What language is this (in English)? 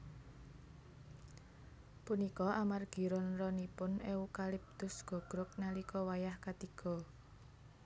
Javanese